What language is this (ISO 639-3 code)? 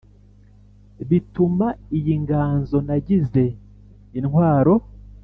kin